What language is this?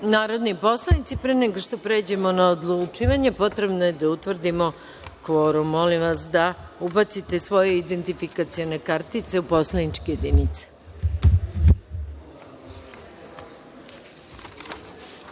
Serbian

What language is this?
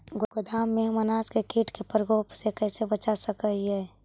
Magahi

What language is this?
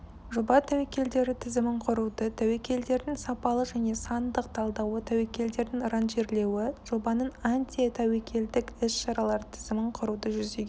Kazakh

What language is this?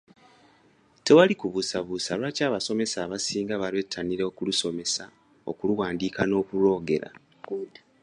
Ganda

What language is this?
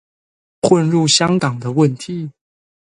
Chinese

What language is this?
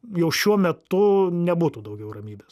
Lithuanian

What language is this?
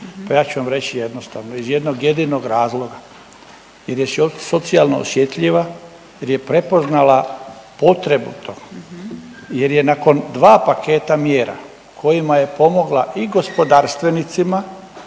Croatian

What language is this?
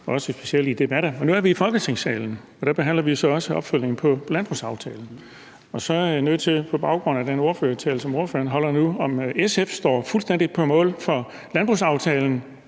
Danish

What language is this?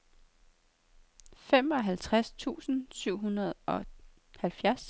Danish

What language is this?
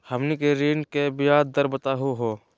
Magahi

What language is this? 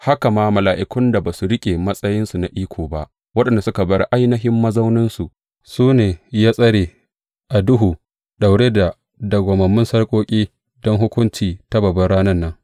Hausa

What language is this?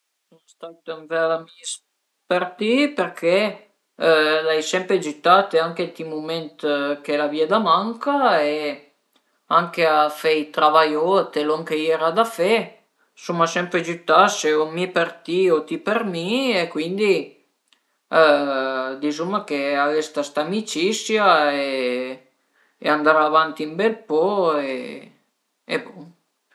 Piedmontese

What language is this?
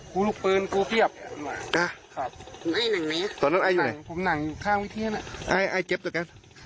Thai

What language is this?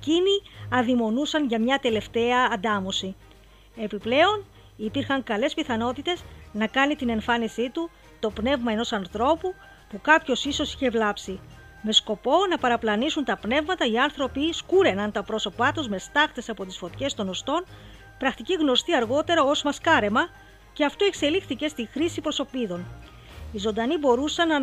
Greek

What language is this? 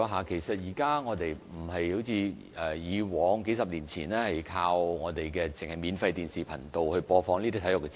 Cantonese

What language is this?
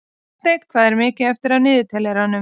Icelandic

